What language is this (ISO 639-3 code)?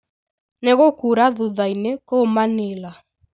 kik